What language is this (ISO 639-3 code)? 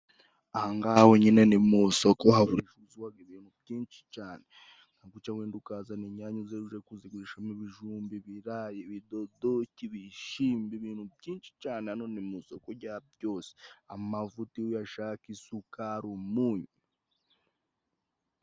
kin